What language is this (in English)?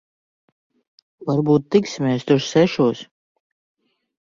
Latvian